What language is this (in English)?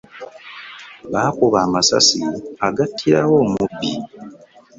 Ganda